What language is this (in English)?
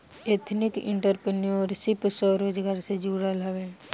Bhojpuri